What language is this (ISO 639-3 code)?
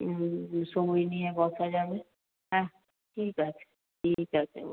ben